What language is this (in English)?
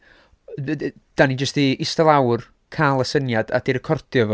Welsh